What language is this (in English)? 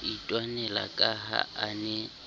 Southern Sotho